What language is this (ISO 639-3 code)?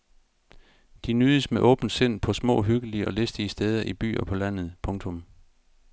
dan